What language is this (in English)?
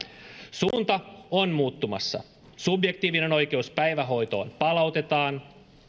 Finnish